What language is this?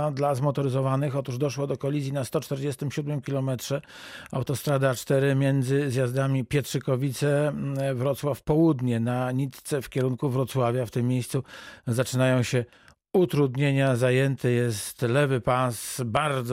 Polish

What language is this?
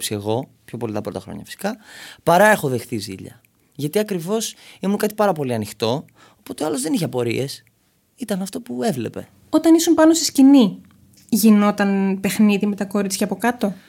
Greek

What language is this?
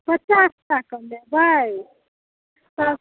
Maithili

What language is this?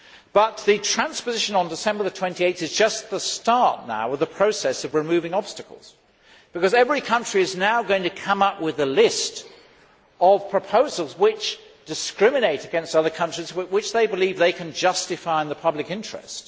English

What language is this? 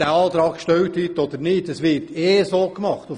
Swiss German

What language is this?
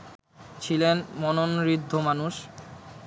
Bangla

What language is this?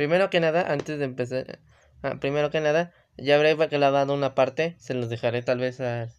Spanish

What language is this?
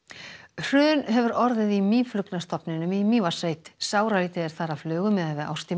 Icelandic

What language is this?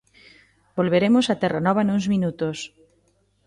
Galician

